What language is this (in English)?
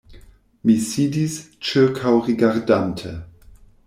Esperanto